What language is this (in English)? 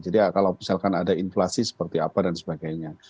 Indonesian